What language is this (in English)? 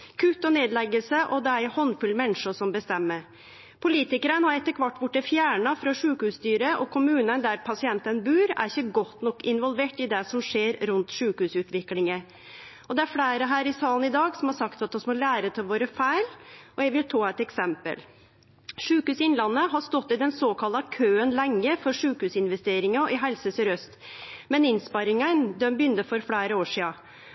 Norwegian Nynorsk